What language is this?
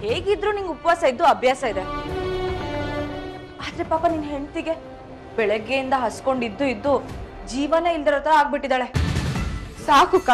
Arabic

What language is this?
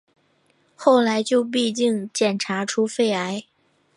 Chinese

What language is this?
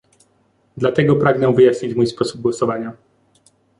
Polish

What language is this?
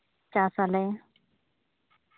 Santali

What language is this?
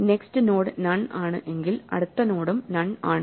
Malayalam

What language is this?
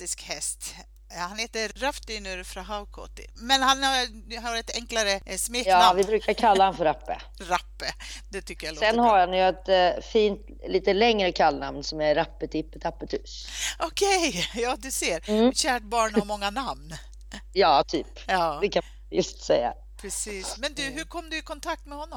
Swedish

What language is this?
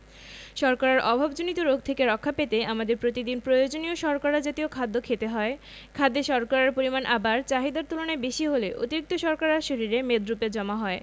Bangla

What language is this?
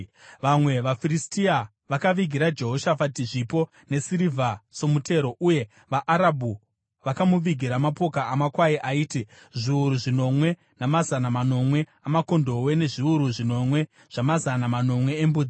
Shona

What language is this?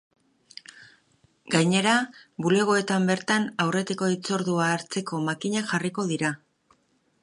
Basque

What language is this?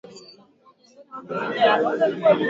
Swahili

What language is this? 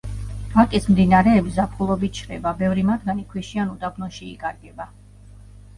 Georgian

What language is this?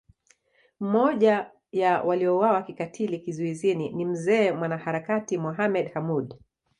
Swahili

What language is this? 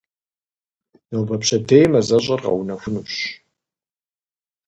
Kabardian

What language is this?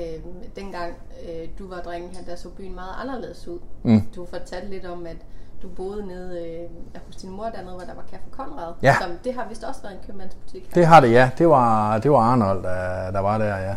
Danish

